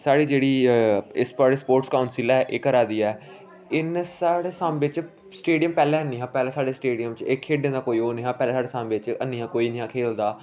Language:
Dogri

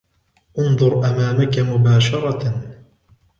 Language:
Arabic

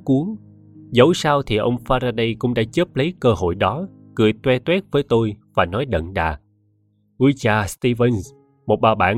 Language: Vietnamese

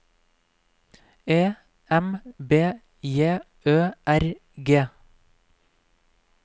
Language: Norwegian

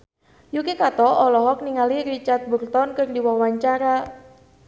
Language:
Sundanese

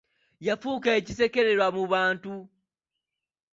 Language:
Ganda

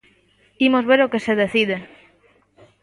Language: Galician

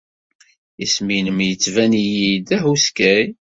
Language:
Kabyle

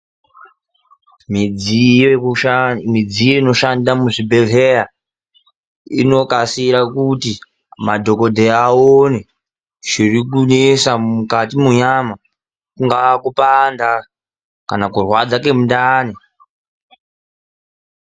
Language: Ndau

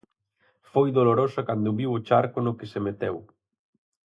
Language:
Galician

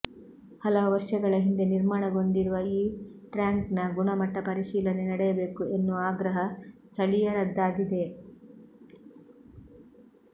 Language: Kannada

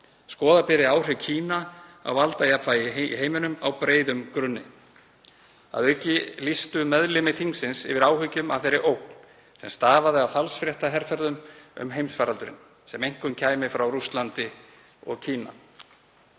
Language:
Icelandic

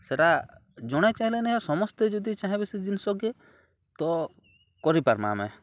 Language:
Odia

